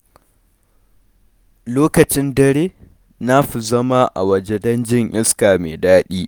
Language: Hausa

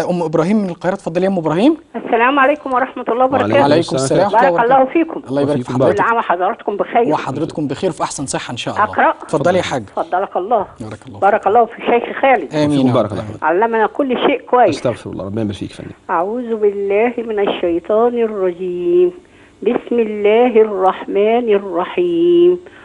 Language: Arabic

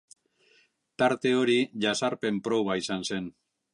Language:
Basque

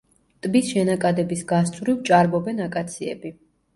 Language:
Georgian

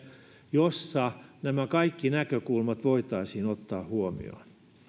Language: Finnish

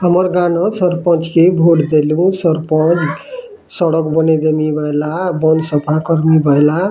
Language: Odia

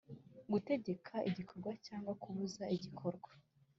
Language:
Kinyarwanda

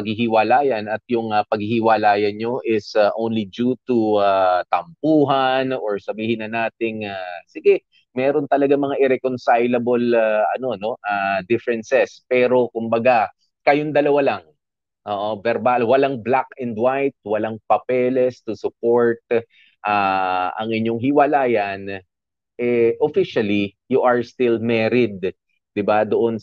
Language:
Filipino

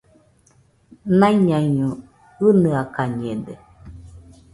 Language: Nüpode Huitoto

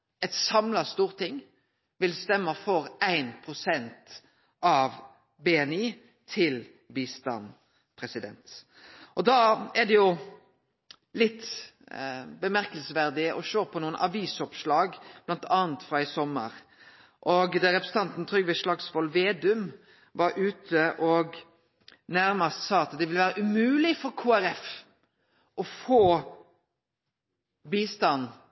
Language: Norwegian Nynorsk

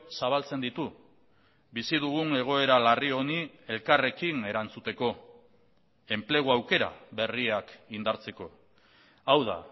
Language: Basque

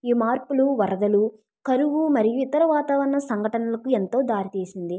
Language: Telugu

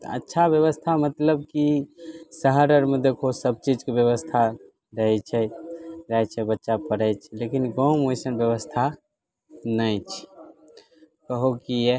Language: Maithili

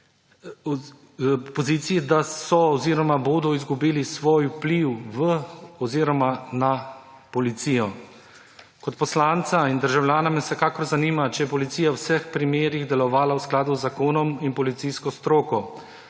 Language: Slovenian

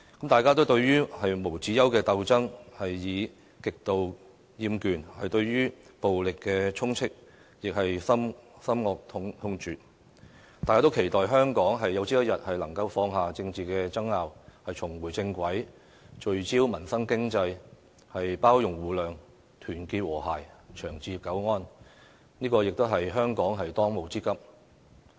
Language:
Cantonese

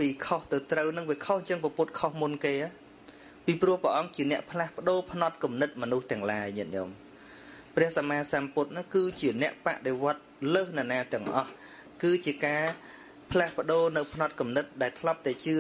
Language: Vietnamese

